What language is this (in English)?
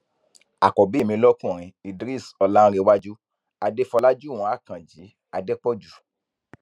Yoruba